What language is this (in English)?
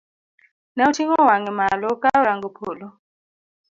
Luo (Kenya and Tanzania)